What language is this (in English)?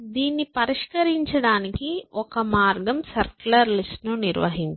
Telugu